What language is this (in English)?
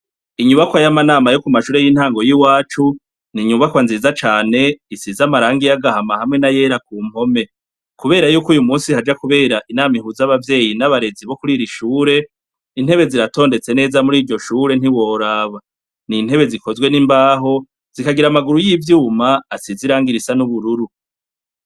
Rundi